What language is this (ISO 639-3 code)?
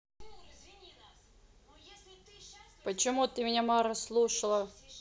rus